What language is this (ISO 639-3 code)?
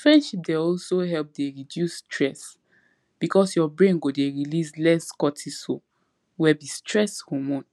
pcm